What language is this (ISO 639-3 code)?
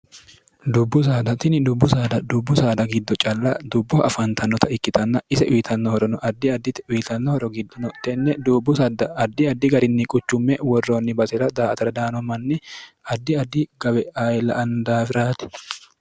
sid